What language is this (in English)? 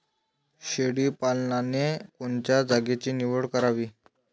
Marathi